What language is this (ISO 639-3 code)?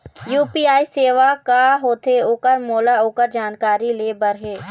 hne